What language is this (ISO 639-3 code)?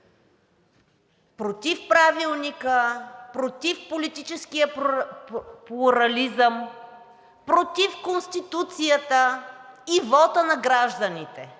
bul